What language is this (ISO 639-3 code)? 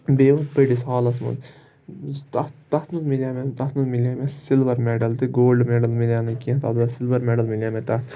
kas